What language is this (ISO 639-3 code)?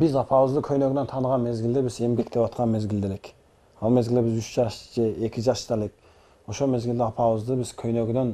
tur